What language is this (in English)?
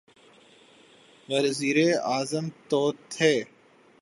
Urdu